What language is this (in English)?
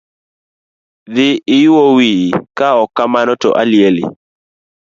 Luo (Kenya and Tanzania)